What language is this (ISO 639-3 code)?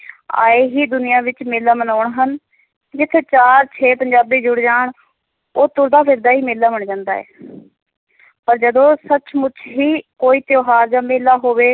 pan